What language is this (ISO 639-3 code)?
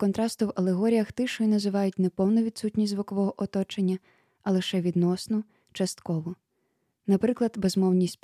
ukr